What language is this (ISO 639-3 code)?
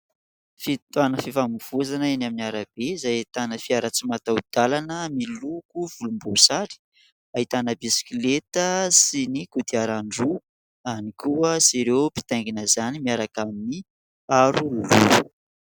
mlg